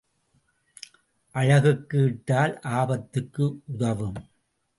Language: Tamil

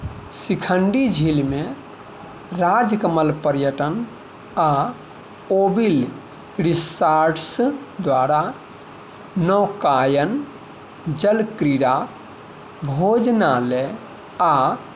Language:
Maithili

